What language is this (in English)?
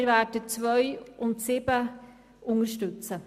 Swiss German